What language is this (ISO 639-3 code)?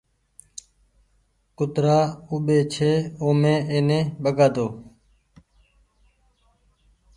gig